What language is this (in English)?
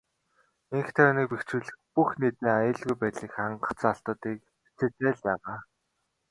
Mongolian